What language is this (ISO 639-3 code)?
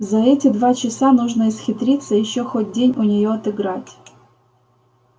rus